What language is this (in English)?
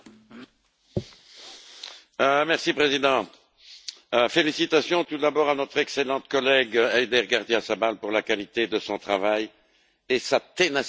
French